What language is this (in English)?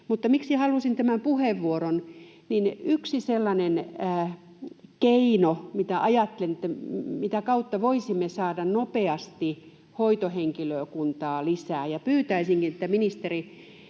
Finnish